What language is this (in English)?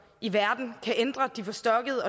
Danish